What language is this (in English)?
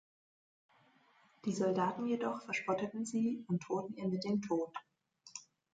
German